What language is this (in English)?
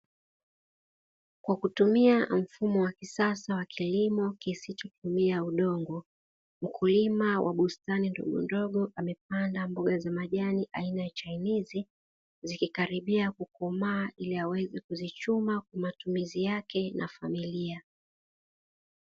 Swahili